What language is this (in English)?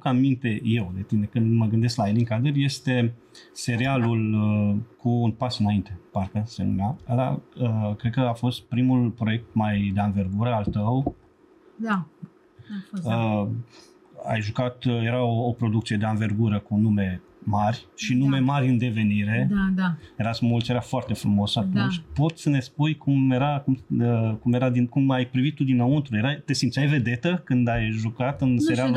Romanian